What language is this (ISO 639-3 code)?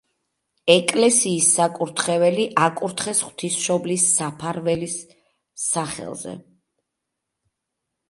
kat